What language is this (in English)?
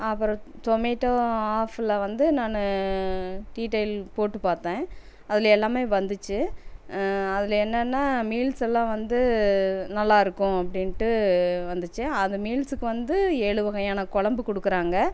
Tamil